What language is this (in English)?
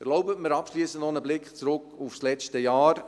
Swiss German